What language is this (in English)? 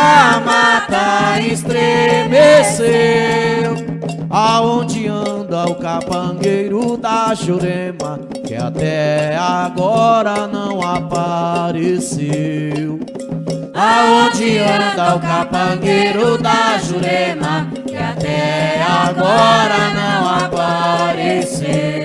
Portuguese